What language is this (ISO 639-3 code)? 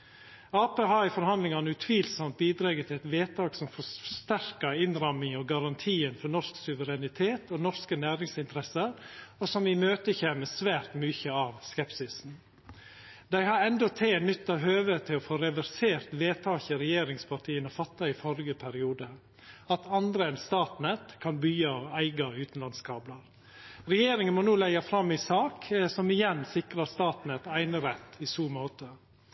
nno